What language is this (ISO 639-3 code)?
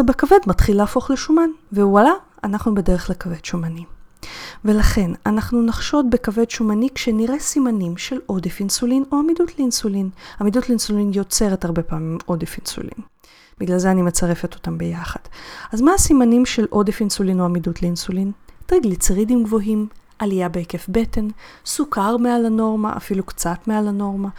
heb